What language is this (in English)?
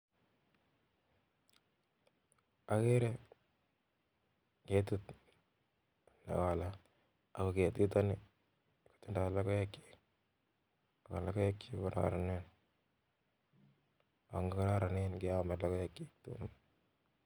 Kalenjin